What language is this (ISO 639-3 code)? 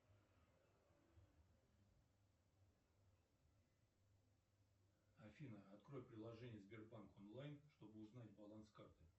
rus